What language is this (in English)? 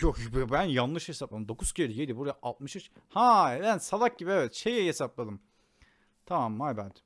Turkish